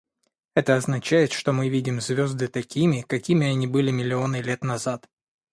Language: Russian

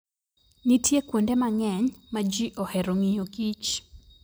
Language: Luo (Kenya and Tanzania)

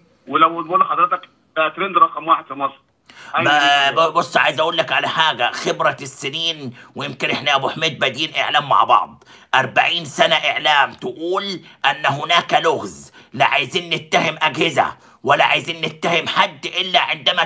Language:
Arabic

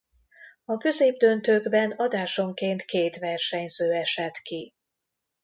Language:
Hungarian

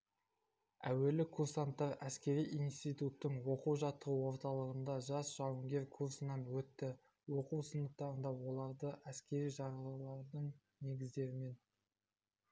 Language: Kazakh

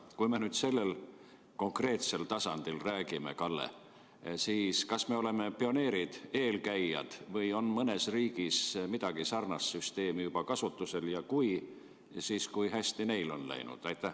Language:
Estonian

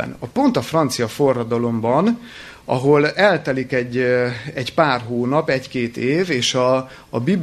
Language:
Hungarian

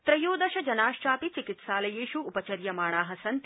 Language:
Sanskrit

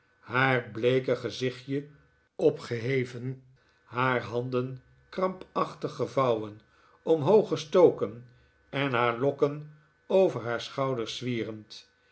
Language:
Dutch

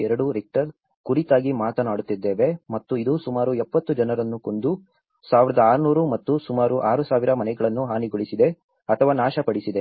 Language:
Kannada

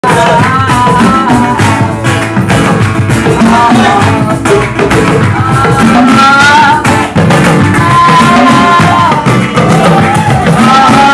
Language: French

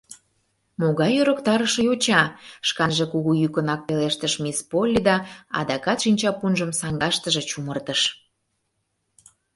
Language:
Mari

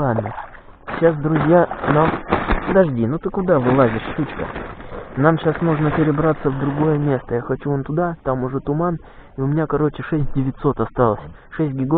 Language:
Russian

